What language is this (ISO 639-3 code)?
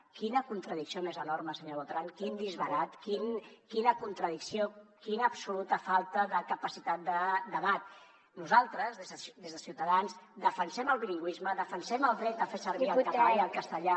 cat